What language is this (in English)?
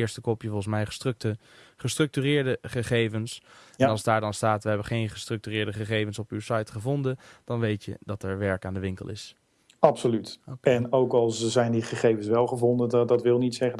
Dutch